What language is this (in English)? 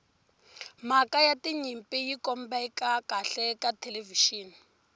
Tsonga